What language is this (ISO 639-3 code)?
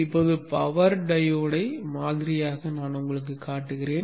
tam